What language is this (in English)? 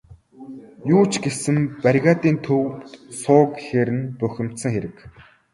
Mongolian